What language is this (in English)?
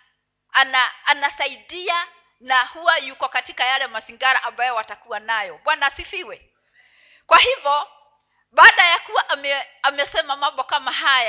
Swahili